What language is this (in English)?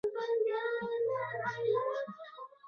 Chinese